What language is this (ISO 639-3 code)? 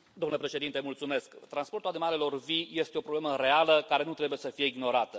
ron